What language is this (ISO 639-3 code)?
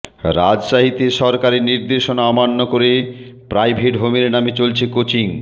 ben